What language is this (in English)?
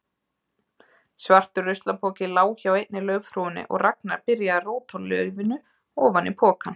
Icelandic